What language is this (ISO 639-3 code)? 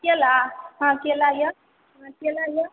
mai